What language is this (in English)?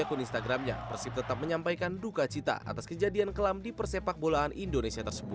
Indonesian